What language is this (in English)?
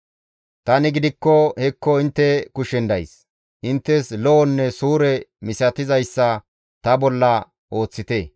Gamo